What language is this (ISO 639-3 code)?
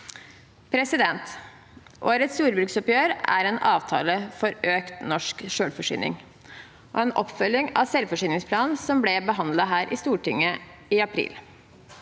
nor